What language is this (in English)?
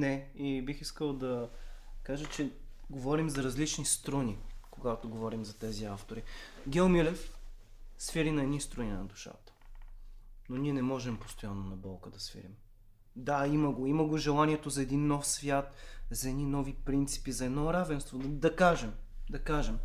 Bulgarian